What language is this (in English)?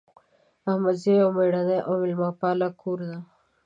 Pashto